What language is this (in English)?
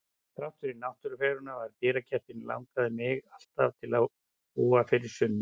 Icelandic